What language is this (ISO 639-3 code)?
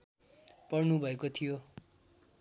nep